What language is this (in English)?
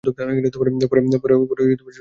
Bangla